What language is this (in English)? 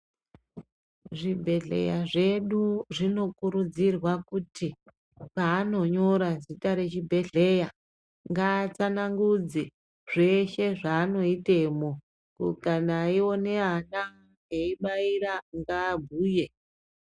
Ndau